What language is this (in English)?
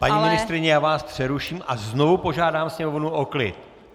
Czech